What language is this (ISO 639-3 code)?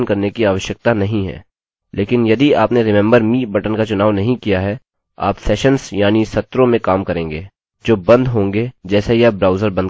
hin